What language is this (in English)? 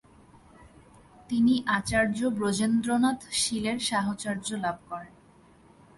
Bangla